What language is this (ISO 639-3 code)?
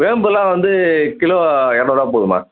tam